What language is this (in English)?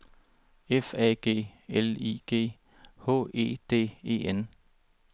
Danish